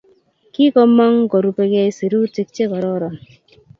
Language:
Kalenjin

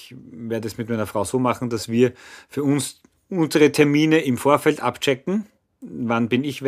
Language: German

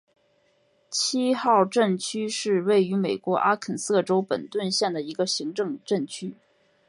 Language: Chinese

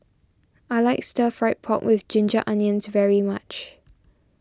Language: English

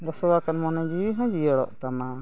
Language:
Santali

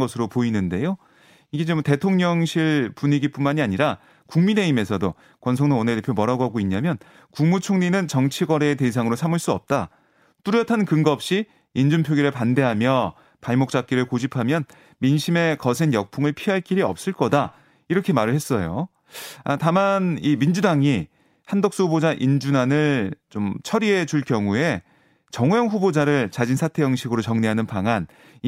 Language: Korean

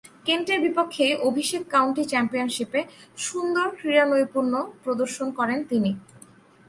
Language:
Bangla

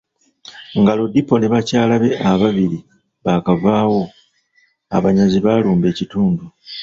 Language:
Ganda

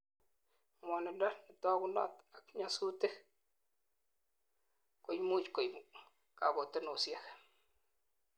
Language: Kalenjin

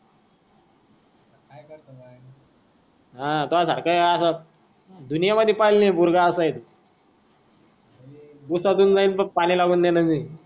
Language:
Marathi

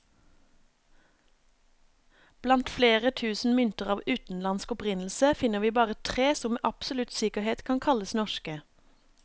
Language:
Norwegian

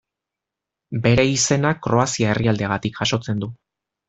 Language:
Basque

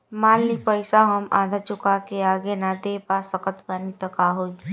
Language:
Bhojpuri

